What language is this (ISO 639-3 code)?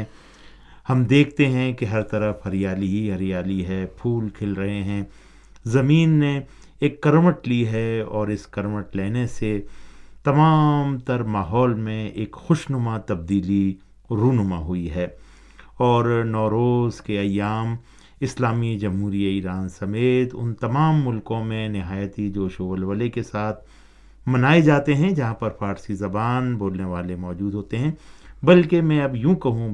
urd